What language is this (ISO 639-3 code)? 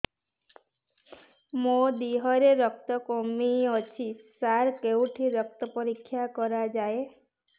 ori